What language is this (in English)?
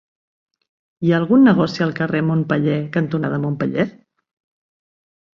Catalan